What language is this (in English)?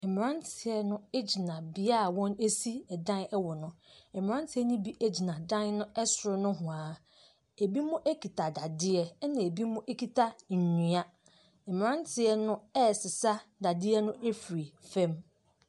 Akan